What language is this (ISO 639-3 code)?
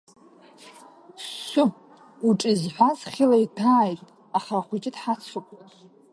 abk